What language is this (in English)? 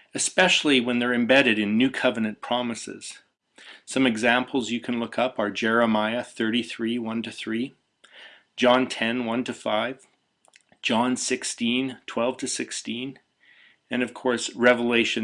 English